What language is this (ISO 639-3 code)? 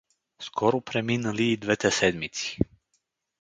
bul